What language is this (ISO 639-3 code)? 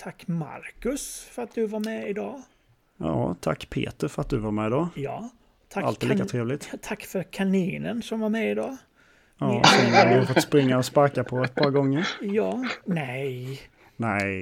swe